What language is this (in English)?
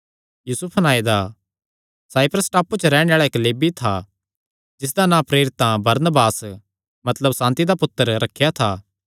Kangri